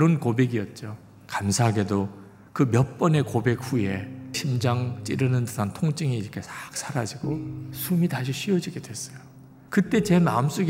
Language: Korean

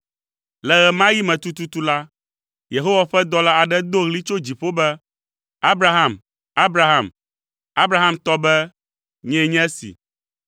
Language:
Ewe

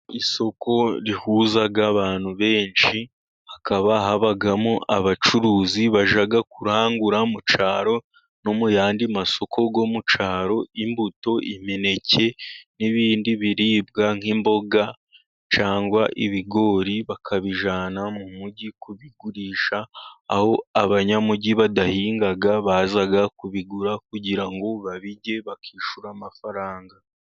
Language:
Kinyarwanda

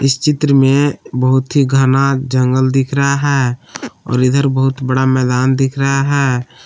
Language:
Hindi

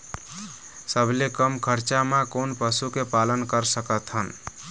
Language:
Chhattisgarhi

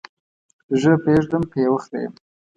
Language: Pashto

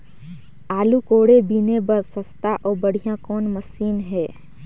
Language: Chhattisgarhi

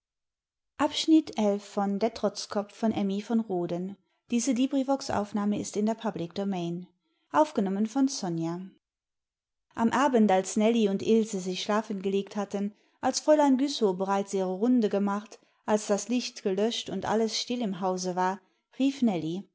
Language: German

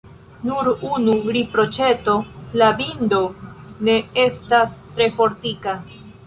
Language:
Esperanto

